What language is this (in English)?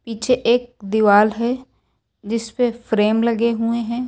Hindi